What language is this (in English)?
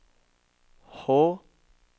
Norwegian